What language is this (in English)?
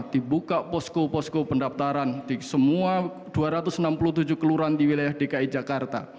Indonesian